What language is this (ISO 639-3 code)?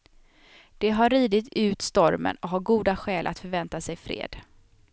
swe